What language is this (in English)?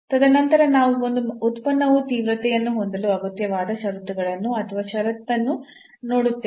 Kannada